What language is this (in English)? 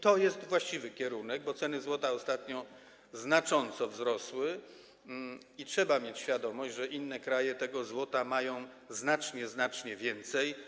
Polish